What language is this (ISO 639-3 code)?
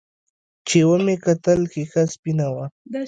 pus